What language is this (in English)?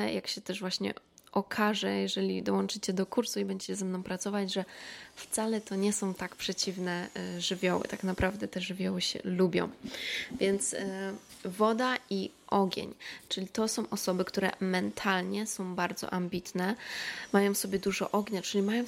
Polish